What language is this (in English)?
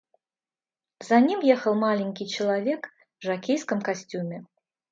Russian